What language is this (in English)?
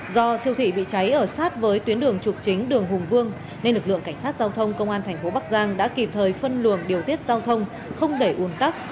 Vietnamese